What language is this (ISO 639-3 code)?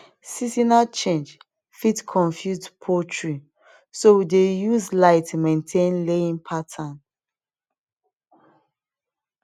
pcm